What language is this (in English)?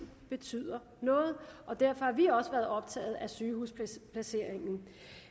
Danish